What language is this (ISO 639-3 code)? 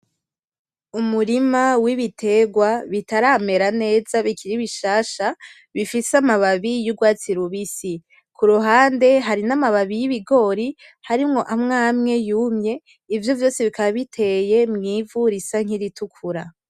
run